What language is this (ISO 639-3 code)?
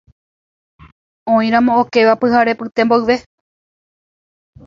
grn